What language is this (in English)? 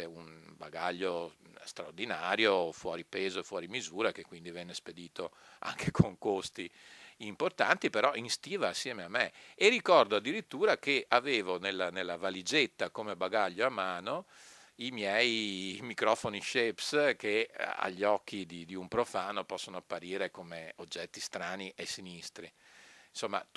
Italian